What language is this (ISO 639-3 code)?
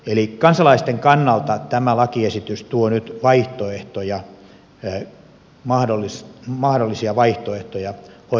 fin